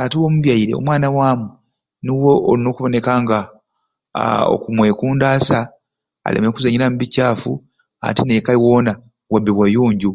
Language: Ruuli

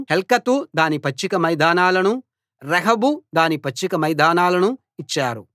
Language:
Telugu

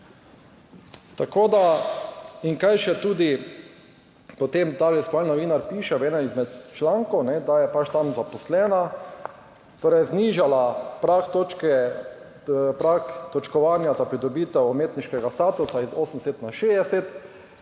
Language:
Slovenian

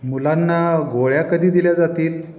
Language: Marathi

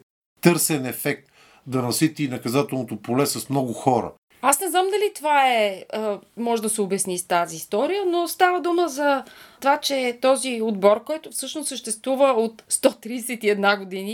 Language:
Bulgarian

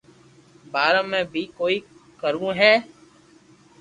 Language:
Loarki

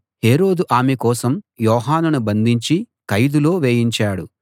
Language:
Telugu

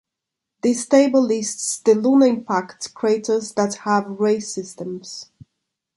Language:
English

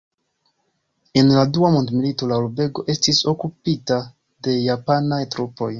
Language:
Esperanto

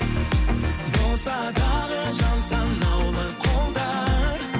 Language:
Kazakh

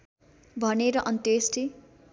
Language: Nepali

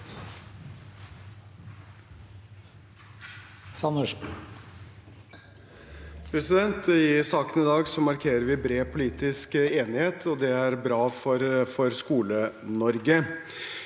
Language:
Norwegian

